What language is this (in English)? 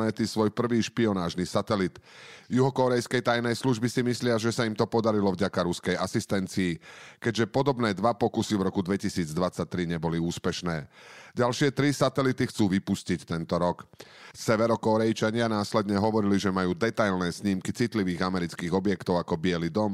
Slovak